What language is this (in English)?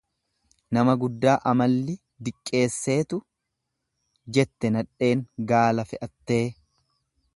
Oromo